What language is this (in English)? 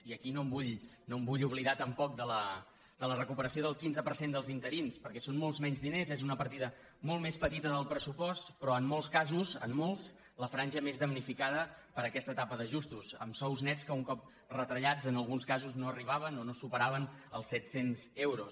Catalan